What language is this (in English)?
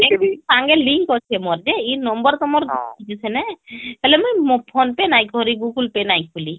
Odia